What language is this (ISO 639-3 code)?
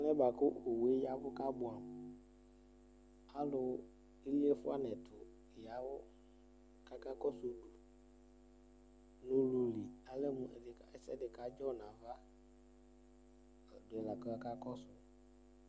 kpo